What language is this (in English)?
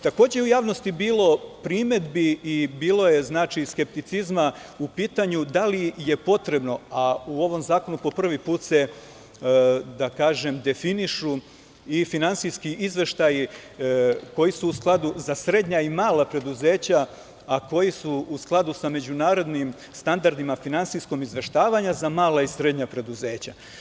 Serbian